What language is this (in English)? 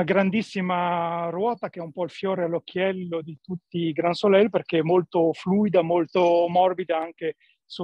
Italian